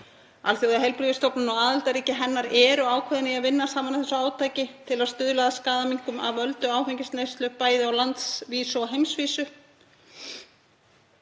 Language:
Icelandic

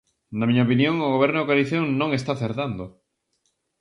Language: Galician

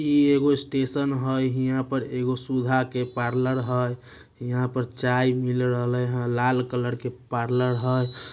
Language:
Magahi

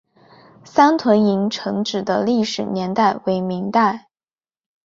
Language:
Chinese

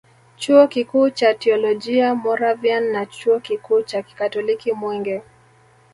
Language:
Swahili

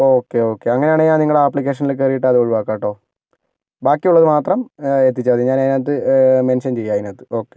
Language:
Malayalam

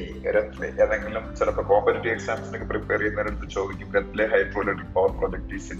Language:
Malayalam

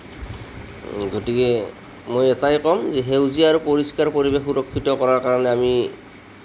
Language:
Assamese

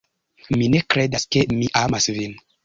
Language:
Esperanto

